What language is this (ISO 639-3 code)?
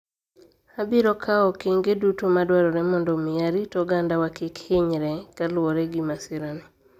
luo